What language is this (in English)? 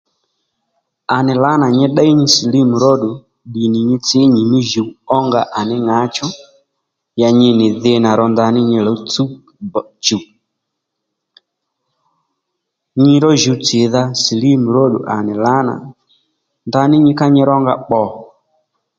Lendu